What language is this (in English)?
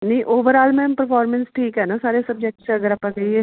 Punjabi